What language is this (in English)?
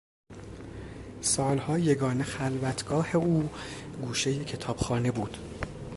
Persian